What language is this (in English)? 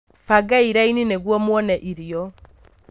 Kikuyu